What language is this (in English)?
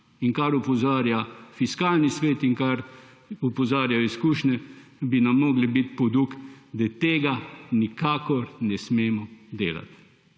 Slovenian